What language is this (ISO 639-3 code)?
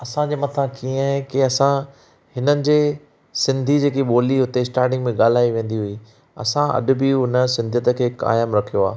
snd